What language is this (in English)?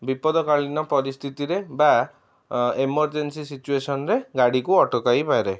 Odia